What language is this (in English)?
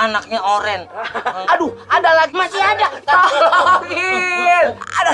Indonesian